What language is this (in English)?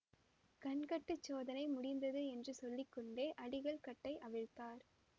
Tamil